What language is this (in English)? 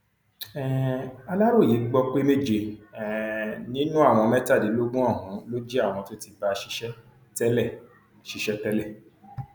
Yoruba